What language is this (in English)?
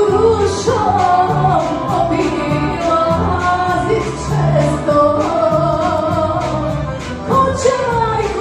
Indonesian